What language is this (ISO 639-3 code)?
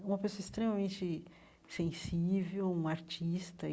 por